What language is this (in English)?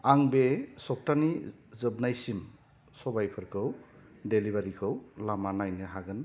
Bodo